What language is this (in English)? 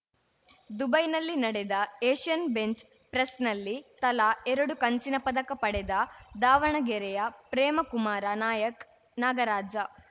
Kannada